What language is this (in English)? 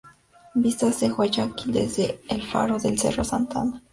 Spanish